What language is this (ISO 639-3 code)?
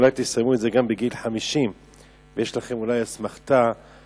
heb